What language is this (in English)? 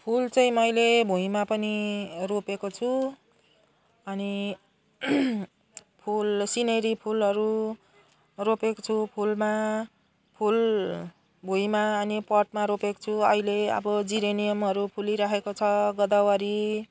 Nepali